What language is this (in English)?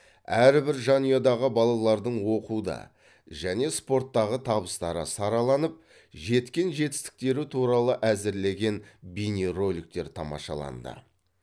Kazakh